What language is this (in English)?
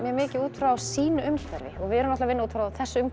Icelandic